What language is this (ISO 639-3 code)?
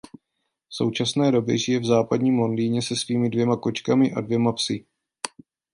ces